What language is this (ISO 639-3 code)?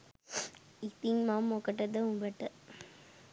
sin